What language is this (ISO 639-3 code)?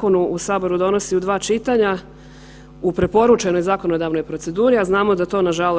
hrv